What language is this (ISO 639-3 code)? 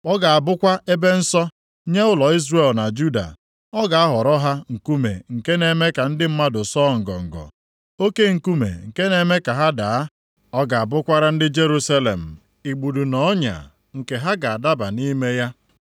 ibo